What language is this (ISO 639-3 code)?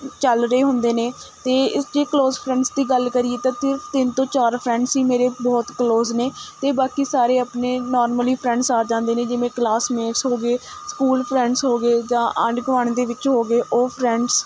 pan